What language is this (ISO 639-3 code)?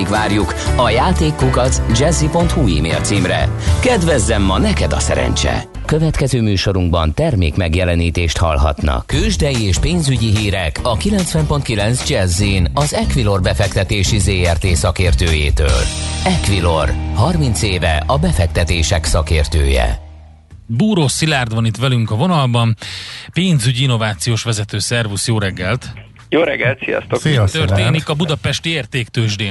hun